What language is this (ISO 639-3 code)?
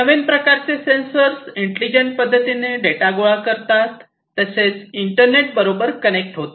mar